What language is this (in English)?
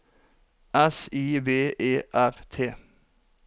Norwegian